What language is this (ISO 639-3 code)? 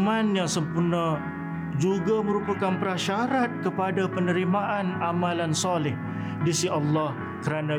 msa